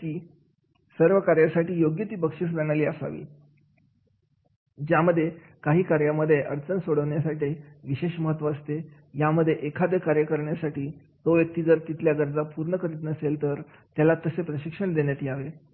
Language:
Marathi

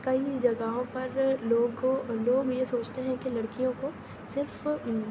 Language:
Urdu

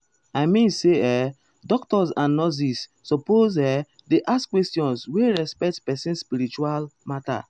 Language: Nigerian Pidgin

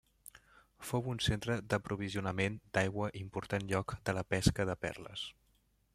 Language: Catalan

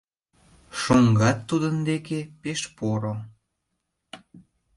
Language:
Mari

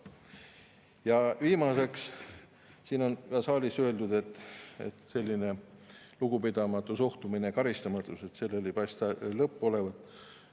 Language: Estonian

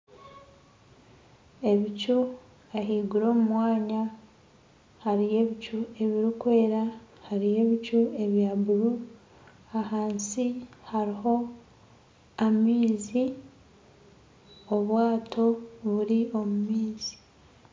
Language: Nyankole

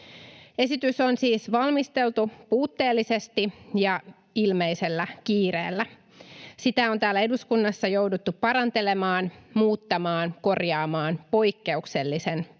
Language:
Finnish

